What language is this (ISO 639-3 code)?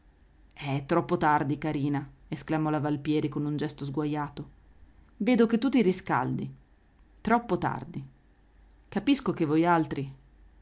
ita